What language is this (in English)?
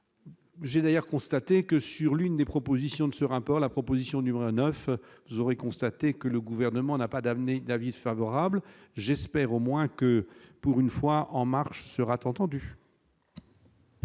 French